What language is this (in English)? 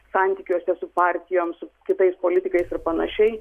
Lithuanian